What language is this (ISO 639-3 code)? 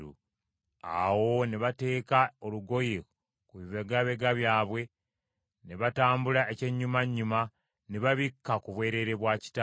lug